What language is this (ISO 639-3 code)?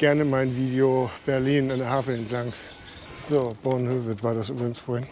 deu